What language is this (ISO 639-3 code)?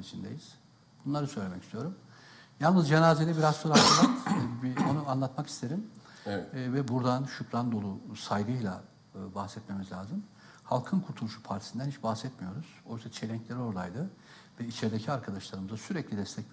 tur